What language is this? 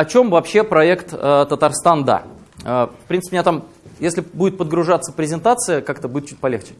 Russian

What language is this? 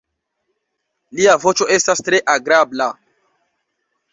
Esperanto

